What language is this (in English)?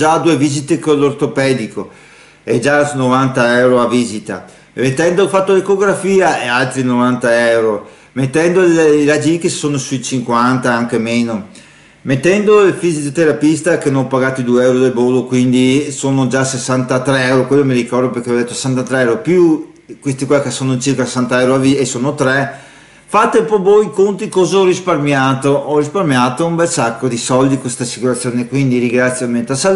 Italian